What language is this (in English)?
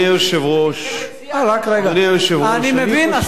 Hebrew